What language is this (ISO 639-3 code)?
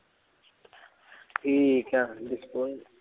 pan